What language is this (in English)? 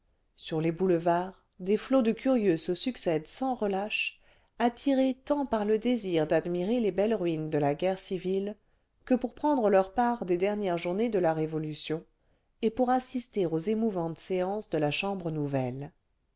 French